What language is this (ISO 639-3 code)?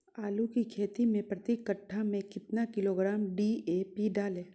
mag